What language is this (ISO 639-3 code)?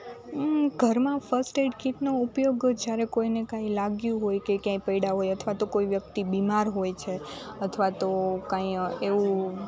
guj